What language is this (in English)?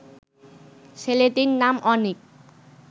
Bangla